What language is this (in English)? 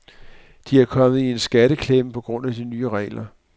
Danish